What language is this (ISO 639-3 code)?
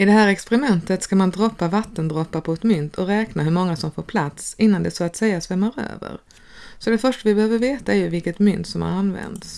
swe